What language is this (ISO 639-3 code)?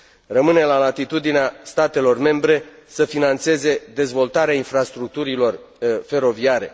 ron